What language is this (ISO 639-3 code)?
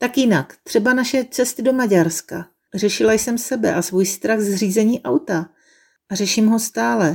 ces